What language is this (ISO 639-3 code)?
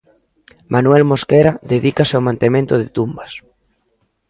glg